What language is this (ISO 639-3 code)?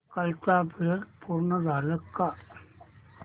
mar